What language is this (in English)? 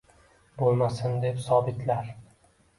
Uzbek